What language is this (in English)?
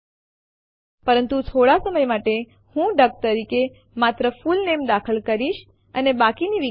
Gujarati